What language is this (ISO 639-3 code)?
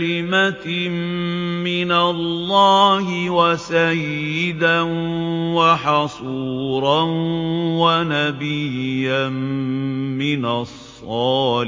ara